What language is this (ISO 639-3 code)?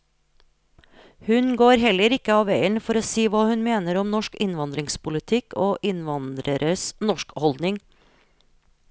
nor